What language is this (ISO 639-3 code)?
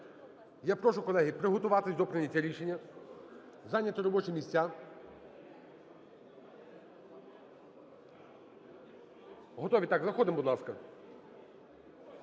ukr